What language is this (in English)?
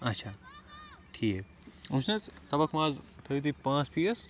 Kashmiri